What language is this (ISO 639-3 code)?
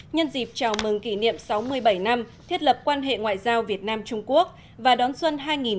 vie